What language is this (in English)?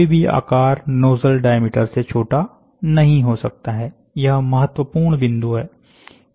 Hindi